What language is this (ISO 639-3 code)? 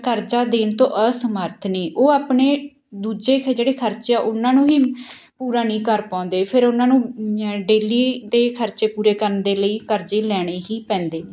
pan